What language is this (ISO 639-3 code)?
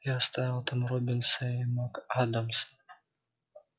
rus